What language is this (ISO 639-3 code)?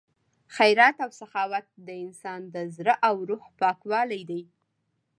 pus